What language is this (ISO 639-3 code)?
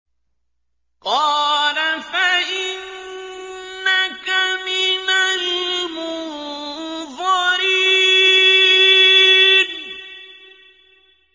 ara